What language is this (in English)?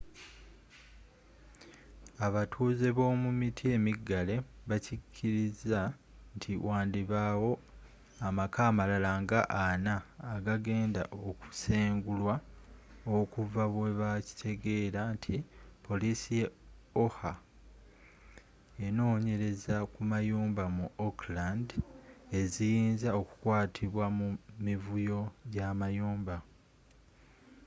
Ganda